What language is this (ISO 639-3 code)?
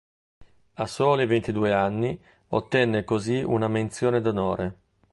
ita